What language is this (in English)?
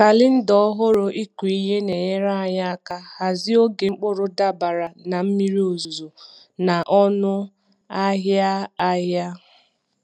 Igbo